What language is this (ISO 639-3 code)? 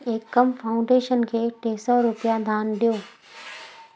snd